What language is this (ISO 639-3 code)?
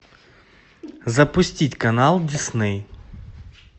rus